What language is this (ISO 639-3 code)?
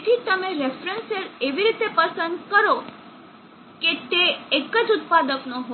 guj